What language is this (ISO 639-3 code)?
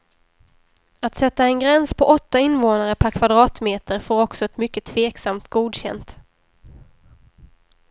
swe